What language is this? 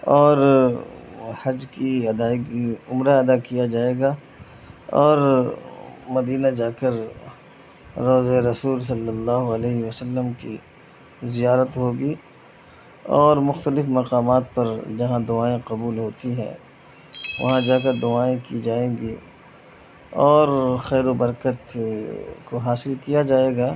Urdu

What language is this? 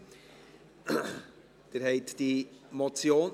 Swiss German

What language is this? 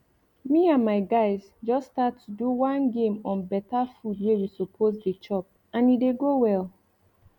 Nigerian Pidgin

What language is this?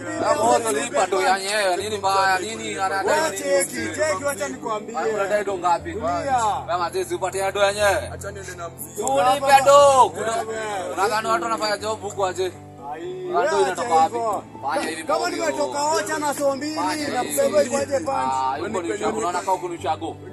Arabic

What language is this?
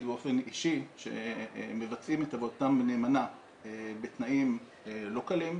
Hebrew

